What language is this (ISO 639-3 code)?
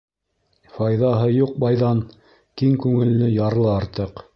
bak